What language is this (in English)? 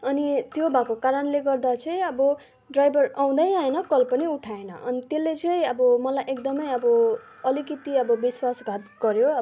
Nepali